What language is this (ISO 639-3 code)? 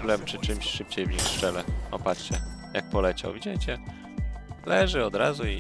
pol